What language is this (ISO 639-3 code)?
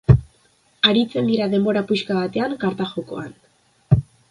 eus